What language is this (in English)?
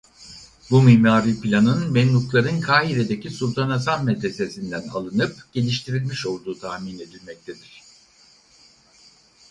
Turkish